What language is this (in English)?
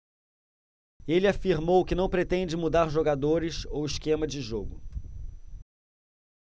Portuguese